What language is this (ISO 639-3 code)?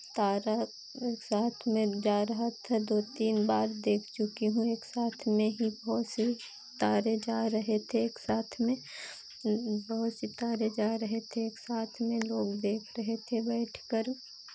hin